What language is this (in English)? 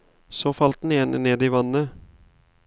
Norwegian